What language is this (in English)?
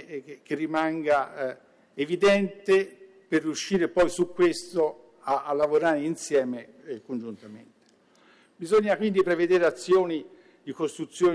Italian